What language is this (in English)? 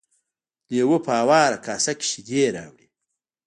Pashto